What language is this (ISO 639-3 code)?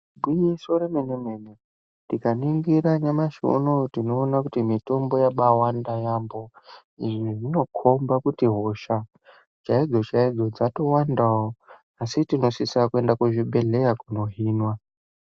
ndc